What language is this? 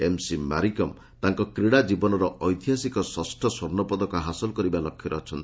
Odia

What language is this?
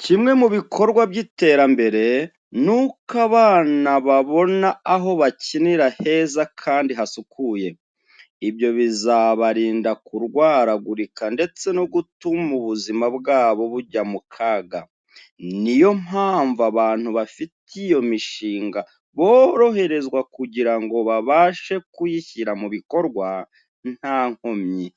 Kinyarwanda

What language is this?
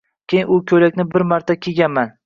Uzbek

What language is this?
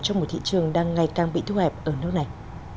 Vietnamese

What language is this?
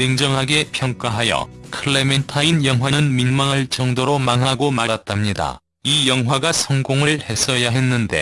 Korean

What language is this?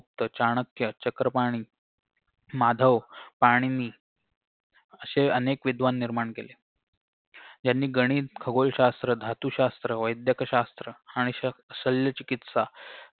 Marathi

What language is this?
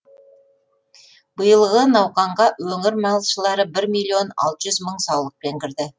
Kazakh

